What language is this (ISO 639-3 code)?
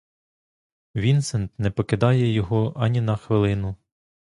ukr